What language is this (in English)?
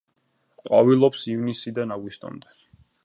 Georgian